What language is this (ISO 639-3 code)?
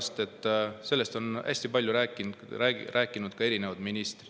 est